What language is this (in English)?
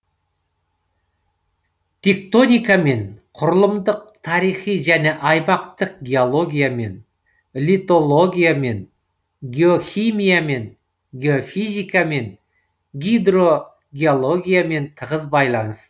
Kazakh